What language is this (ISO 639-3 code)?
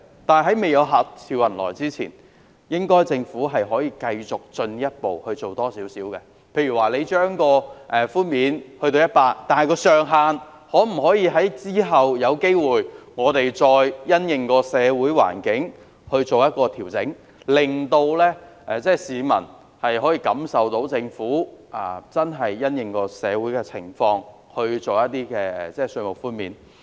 yue